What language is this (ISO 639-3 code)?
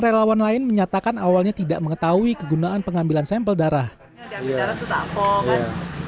ind